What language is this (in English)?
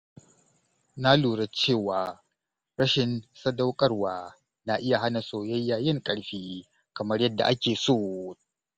Hausa